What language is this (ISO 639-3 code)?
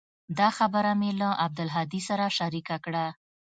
pus